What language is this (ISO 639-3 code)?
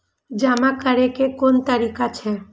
mai